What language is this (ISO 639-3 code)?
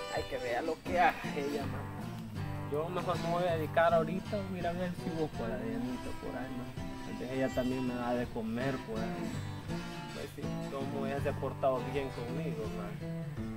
spa